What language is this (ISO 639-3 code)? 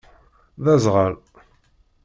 kab